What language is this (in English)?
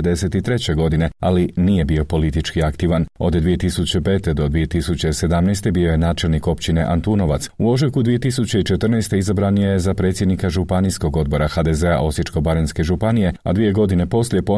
Croatian